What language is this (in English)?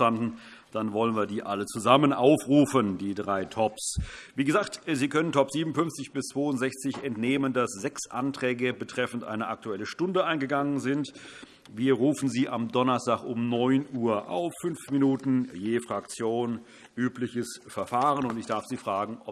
German